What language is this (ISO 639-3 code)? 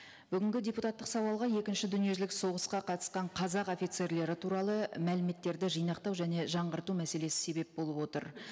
kaz